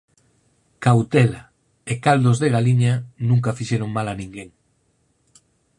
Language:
Galician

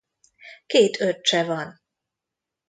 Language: Hungarian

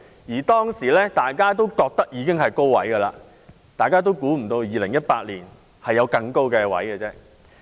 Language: Cantonese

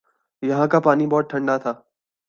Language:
Urdu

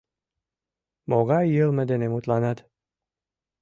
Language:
Mari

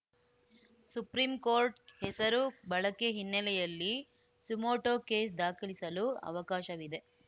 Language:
Kannada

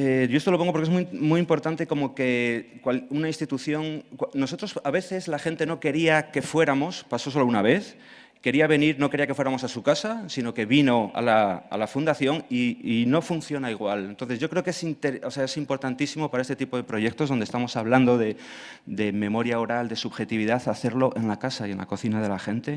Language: Spanish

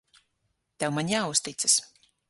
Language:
Latvian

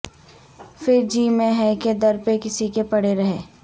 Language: Urdu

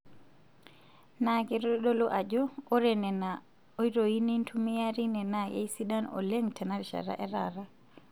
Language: Masai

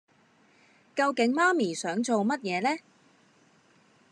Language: Cantonese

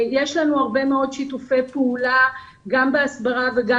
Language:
Hebrew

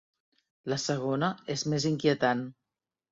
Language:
Catalan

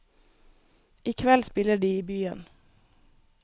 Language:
Norwegian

